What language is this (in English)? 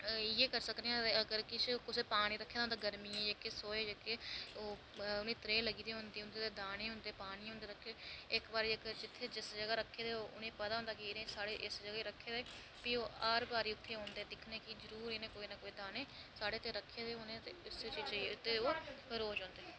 Dogri